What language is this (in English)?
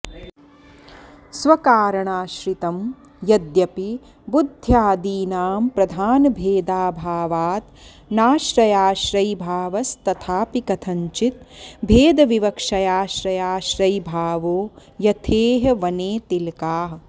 Sanskrit